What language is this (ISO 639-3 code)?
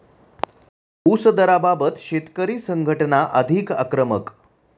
mar